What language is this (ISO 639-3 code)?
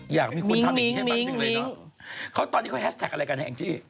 tha